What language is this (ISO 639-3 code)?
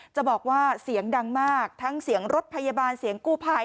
tha